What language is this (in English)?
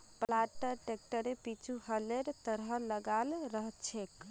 Magahi